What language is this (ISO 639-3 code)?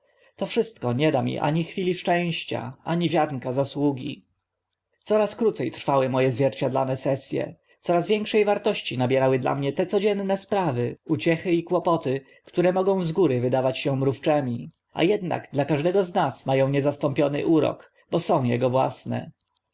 pol